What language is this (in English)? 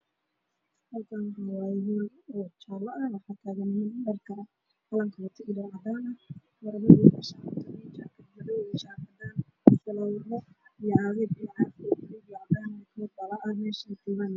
Somali